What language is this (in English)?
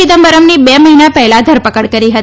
Gujarati